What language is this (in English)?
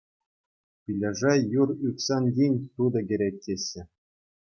Chuvash